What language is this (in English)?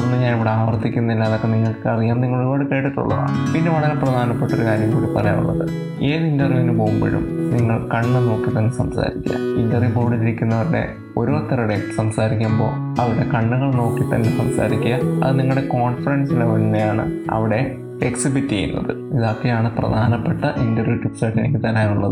Malayalam